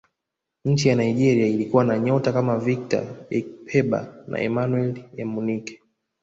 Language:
Swahili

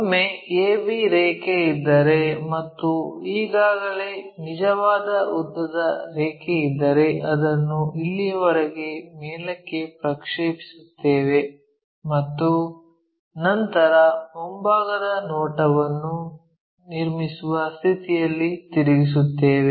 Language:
Kannada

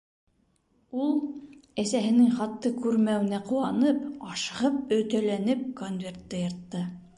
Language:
Bashkir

